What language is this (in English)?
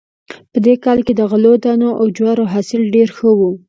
Pashto